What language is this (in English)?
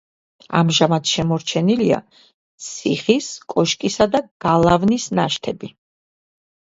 Georgian